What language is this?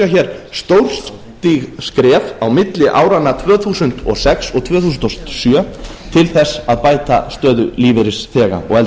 Icelandic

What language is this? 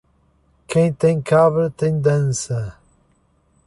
Portuguese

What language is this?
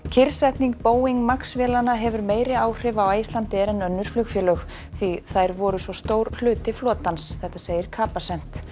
Icelandic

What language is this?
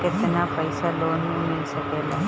Bhojpuri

